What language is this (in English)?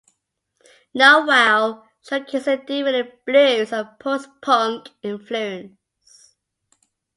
English